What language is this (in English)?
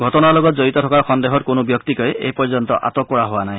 Assamese